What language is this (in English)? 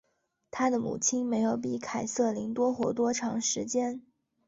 Chinese